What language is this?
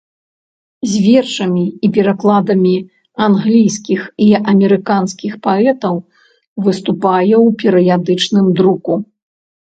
Belarusian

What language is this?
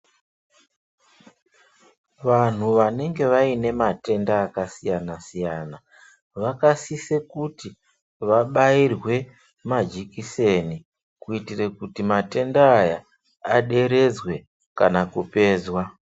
Ndau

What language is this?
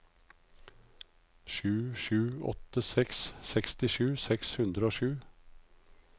Norwegian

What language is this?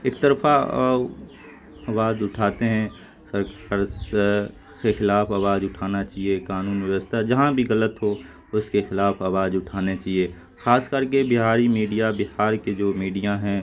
Urdu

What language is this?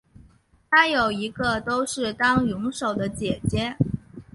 Chinese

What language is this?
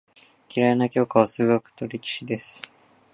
Japanese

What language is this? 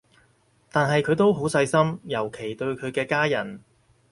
Cantonese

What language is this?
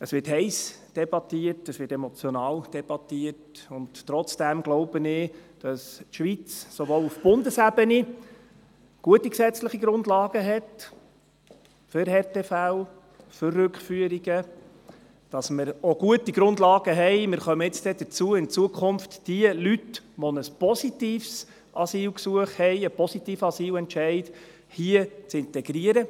Swiss German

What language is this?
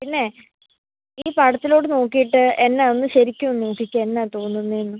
Malayalam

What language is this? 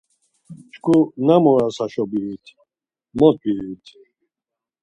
Laz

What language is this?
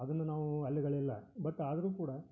Kannada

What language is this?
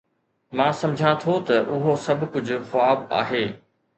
Sindhi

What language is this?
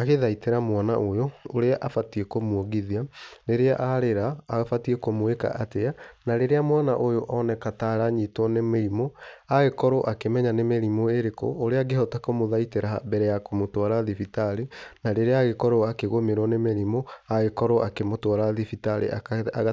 Kikuyu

